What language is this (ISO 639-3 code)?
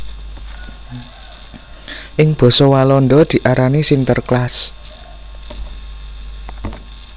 jav